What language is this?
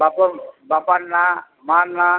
Odia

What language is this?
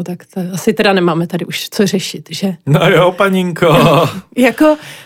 Czech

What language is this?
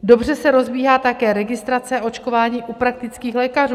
Czech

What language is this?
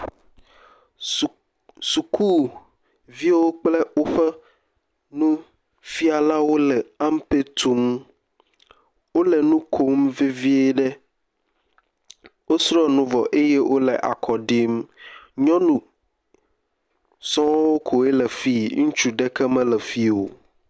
Ewe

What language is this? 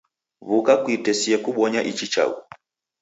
Taita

